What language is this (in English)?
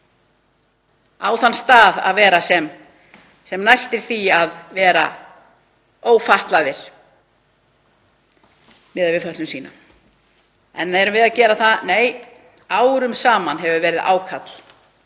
Icelandic